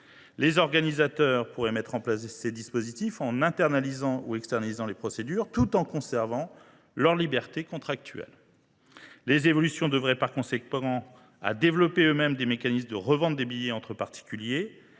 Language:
French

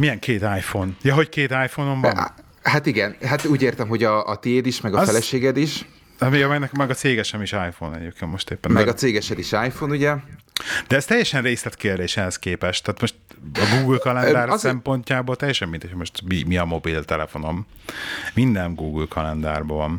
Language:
Hungarian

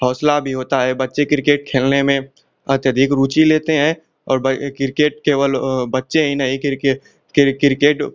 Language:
Hindi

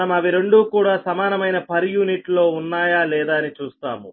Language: Telugu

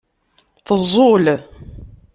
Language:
Kabyle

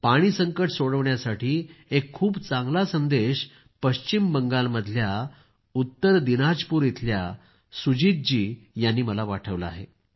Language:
Marathi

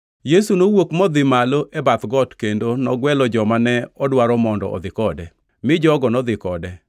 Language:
Luo (Kenya and Tanzania)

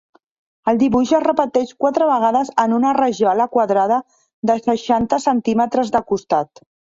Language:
Catalan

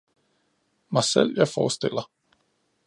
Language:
Danish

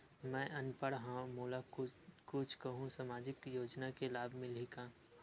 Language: Chhattisgarhi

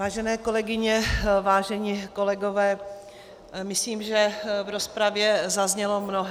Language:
Czech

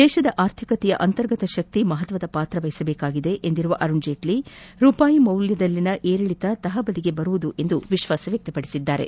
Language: Kannada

